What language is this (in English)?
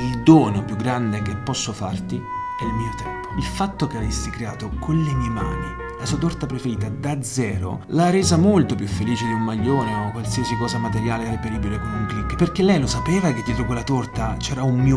Italian